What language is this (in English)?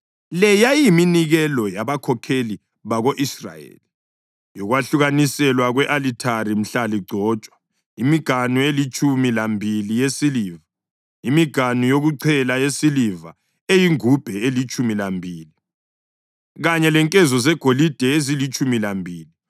North Ndebele